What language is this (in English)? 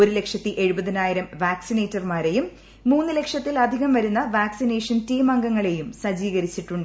Malayalam